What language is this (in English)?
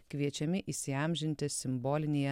Lithuanian